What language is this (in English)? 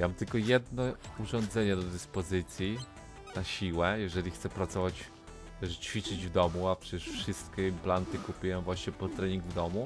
Polish